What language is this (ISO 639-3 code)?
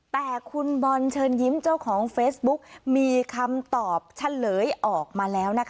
tha